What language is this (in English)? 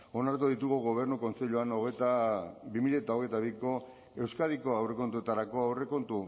Basque